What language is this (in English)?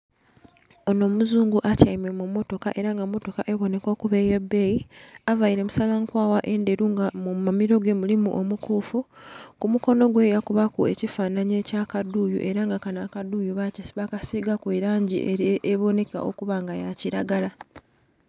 Soga